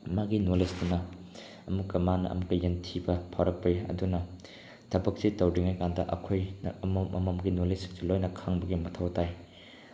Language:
Manipuri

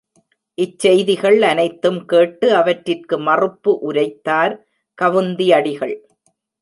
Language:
Tamil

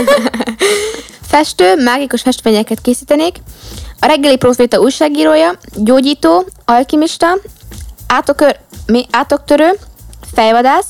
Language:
Hungarian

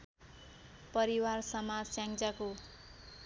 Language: Nepali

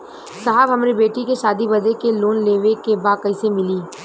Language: Bhojpuri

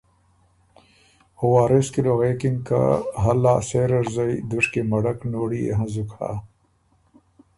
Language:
Ormuri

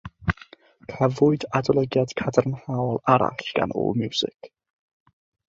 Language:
Welsh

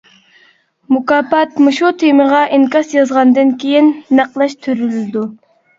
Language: Uyghur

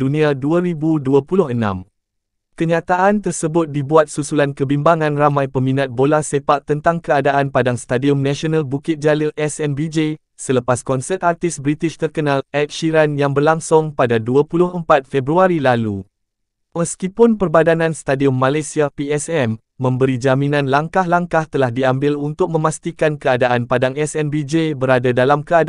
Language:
Malay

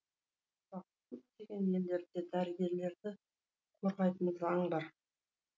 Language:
Kazakh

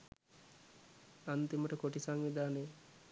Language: Sinhala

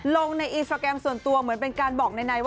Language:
Thai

